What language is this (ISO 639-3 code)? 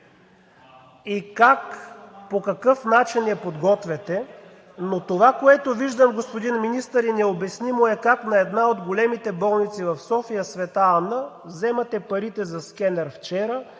bul